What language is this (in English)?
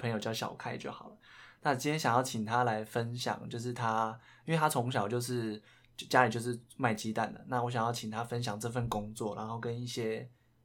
Chinese